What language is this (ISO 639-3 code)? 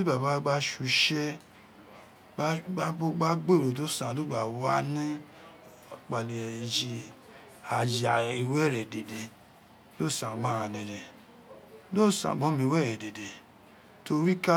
its